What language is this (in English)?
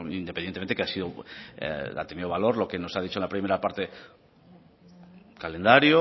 Spanish